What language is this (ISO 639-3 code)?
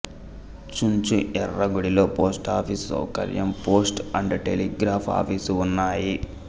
tel